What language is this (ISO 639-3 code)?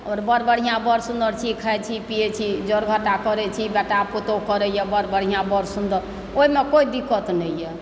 mai